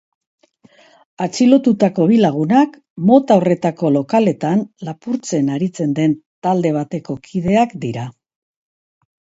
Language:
Basque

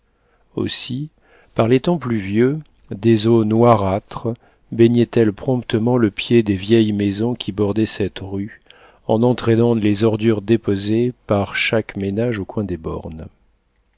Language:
French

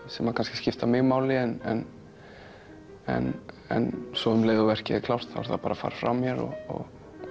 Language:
Icelandic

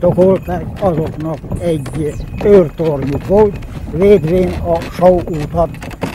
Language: Hungarian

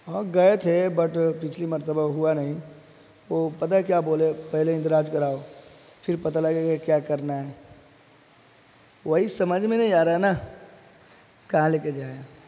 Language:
Urdu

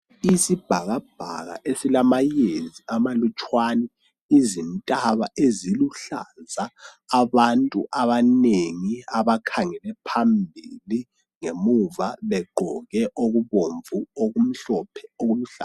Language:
North Ndebele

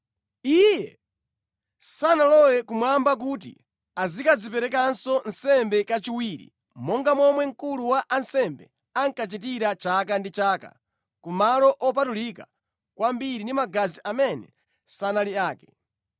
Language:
Nyanja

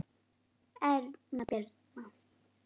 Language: Icelandic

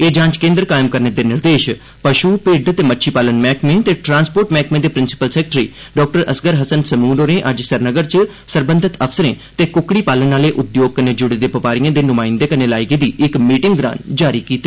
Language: Dogri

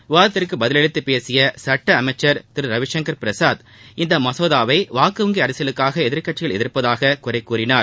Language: Tamil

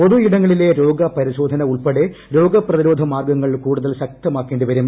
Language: Malayalam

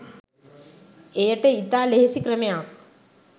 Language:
Sinhala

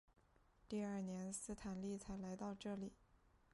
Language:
Chinese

